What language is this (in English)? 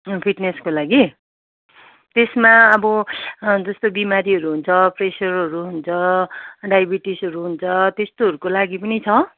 Nepali